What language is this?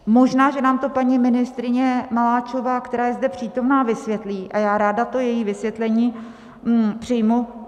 Czech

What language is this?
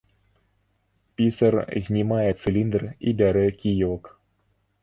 Belarusian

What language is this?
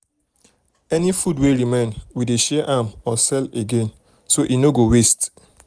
Nigerian Pidgin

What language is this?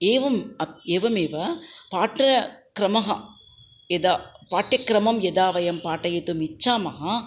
Sanskrit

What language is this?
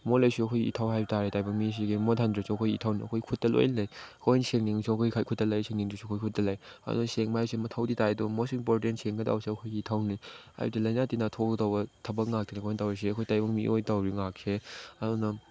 Manipuri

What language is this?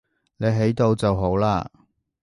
Cantonese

